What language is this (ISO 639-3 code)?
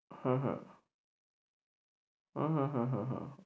ben